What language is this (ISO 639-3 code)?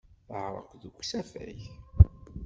kab